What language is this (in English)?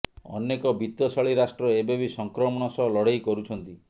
Odia